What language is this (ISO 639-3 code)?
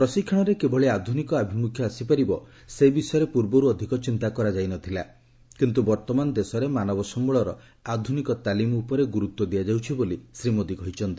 ori